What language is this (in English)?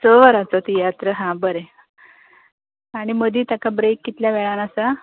Konkani